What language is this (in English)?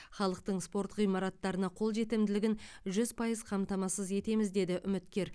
Kazakh